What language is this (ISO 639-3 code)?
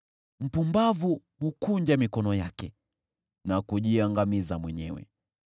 swa